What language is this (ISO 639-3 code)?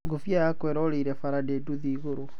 kik